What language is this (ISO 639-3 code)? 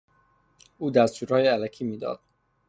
fas